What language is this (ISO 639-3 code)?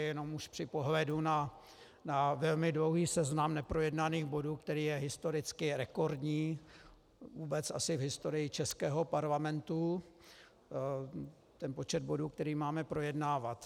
ces